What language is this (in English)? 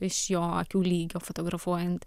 Lithuanian